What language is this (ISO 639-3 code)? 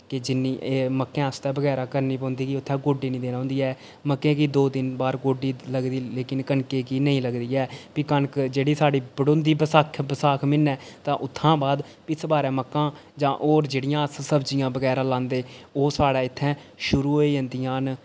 doi